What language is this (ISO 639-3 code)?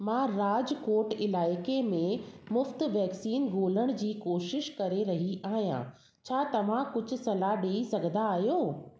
snd